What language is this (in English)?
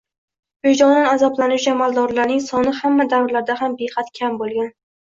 Uzbek